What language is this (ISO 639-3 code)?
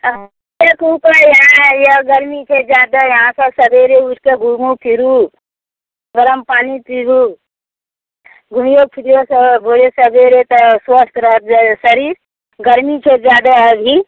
mai